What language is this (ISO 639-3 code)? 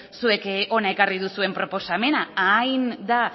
eus